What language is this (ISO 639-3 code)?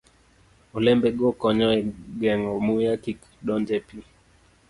luo